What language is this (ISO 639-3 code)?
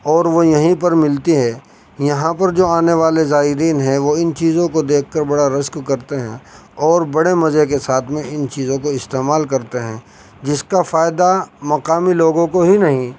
urd